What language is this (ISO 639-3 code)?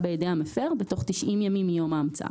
heb